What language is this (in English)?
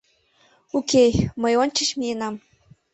Mari